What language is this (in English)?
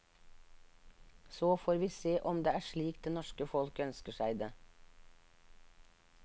Norwegian